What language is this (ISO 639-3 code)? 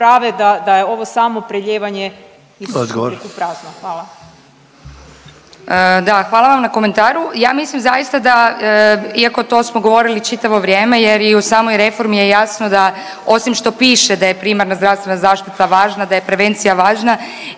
hrv